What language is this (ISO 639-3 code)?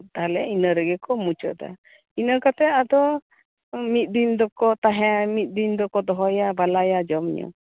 sat